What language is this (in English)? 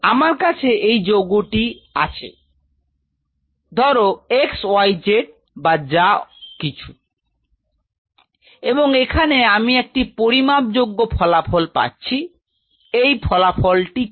Bangla